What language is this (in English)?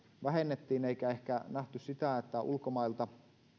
Finnish